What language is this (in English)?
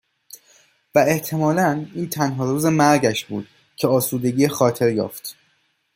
Persian